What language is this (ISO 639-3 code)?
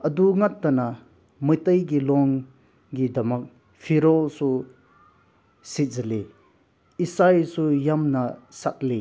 mni